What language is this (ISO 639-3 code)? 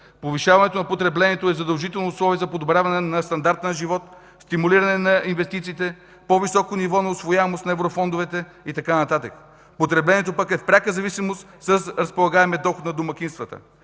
bul